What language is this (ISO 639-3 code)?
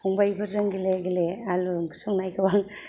brx